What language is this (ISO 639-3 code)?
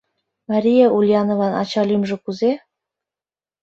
chm